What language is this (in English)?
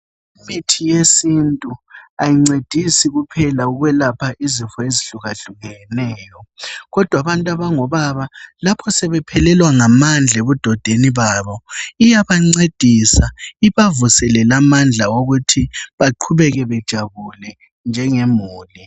North Ndebele